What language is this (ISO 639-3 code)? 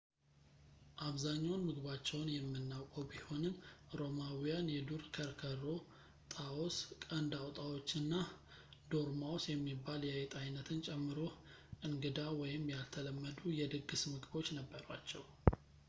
amh